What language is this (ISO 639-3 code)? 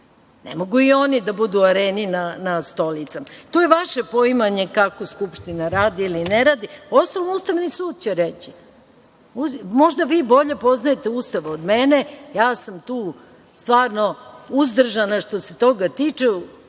srp